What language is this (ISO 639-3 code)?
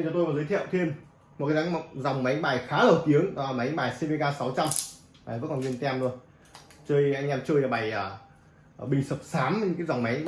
vie